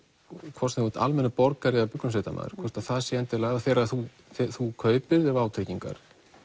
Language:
Icelandic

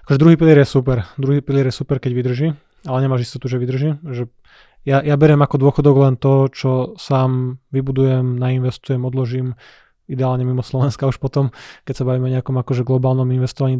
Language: Slovak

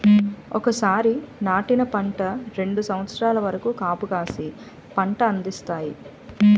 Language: Telugu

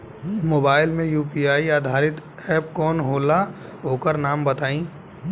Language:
Bhojpuri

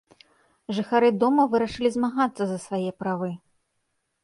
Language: Belarusian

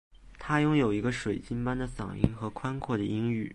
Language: Chinese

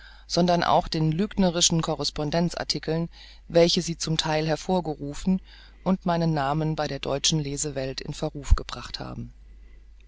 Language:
German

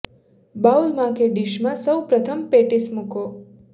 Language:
Gujarati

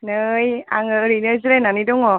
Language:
Bodo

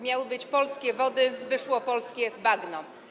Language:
Polish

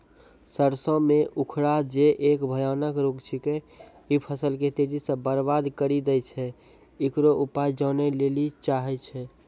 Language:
Maithili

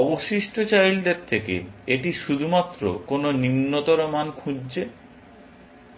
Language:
Bangla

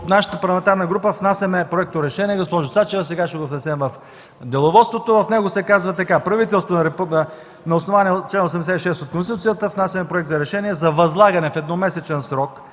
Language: Bulgarian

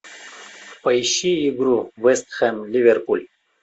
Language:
Russian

